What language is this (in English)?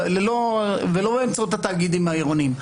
Hebrew